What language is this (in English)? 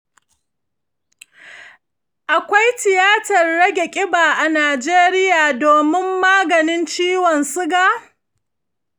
Hausa